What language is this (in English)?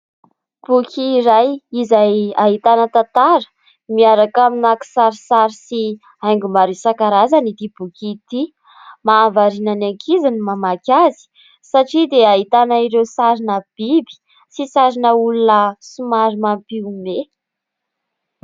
Malagasy